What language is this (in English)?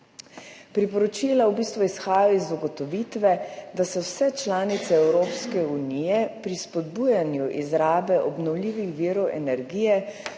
Slovenian